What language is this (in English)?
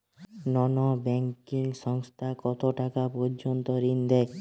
Bangla